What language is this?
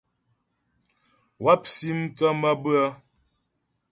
Ghomala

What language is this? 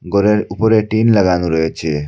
Bangla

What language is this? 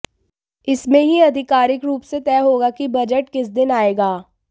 Hindi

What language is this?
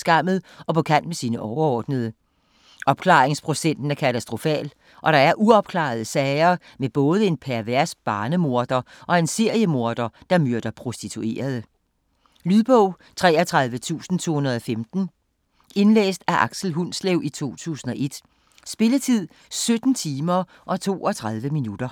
Danish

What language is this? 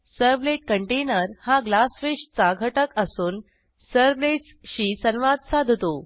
Marathi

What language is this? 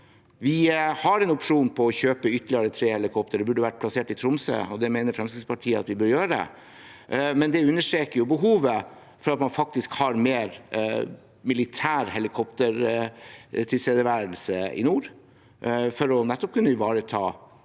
Norwegian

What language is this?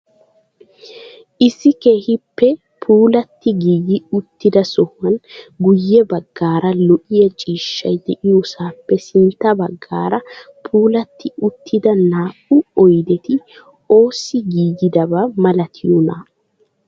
Wolaytta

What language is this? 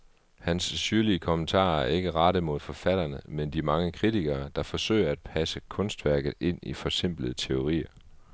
Danish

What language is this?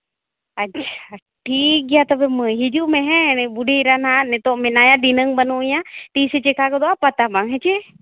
Santali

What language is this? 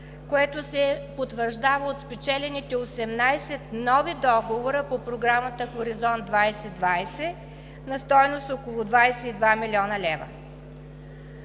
Bulgarian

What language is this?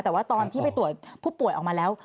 Thai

